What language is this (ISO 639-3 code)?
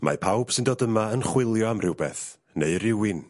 cym